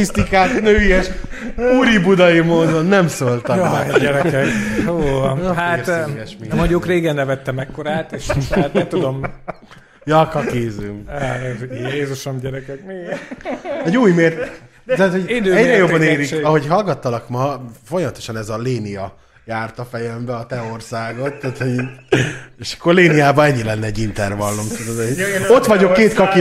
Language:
Hungarian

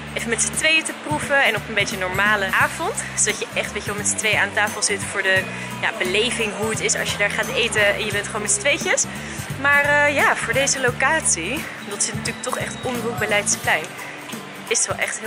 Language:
Dutch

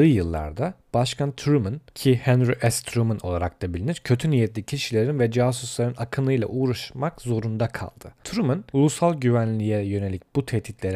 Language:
Turkish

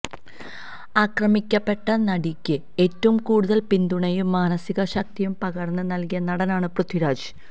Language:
Malayalam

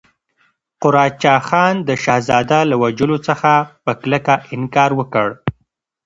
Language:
Pashto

